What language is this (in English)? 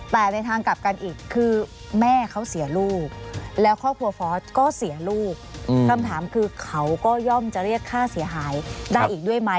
Thai